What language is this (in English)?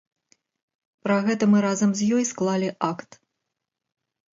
Belarusian